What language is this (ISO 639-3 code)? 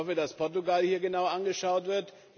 deu